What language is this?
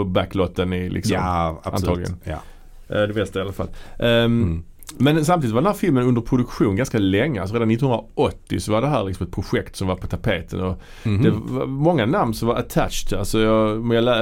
Swedish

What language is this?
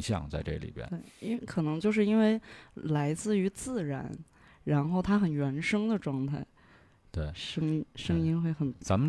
Chinese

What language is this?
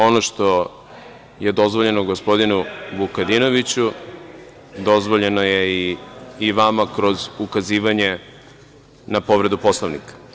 Serbian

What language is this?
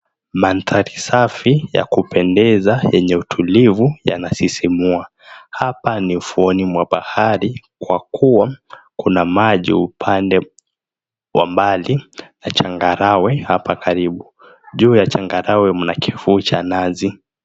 Swahili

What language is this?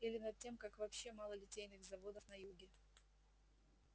Russian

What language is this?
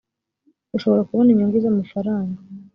Kinyarwanda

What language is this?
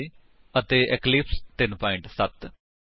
Punjabi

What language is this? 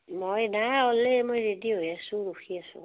Assamese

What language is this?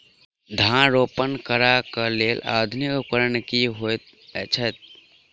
Maithili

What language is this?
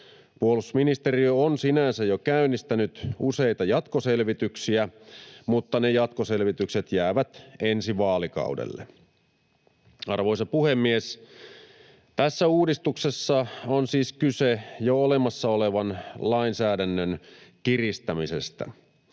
Finnish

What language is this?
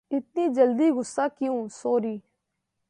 Urdu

